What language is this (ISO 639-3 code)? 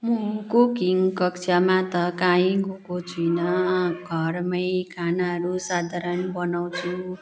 nep